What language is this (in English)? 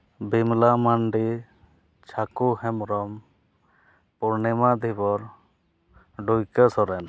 Santali